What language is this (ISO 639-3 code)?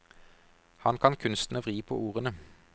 nor